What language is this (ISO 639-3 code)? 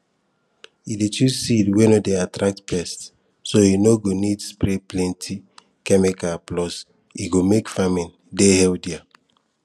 pcm